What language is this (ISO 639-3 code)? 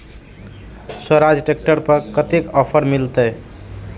mai